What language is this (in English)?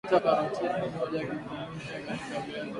Swahili